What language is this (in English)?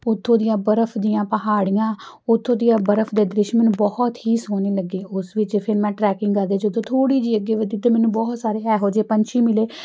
Punjabi